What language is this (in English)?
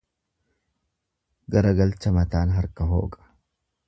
Oromo